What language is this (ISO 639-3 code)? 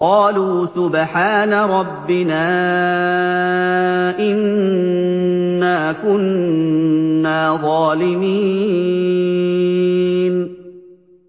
ara